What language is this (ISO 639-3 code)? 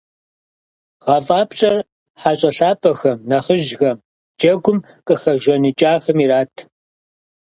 kbd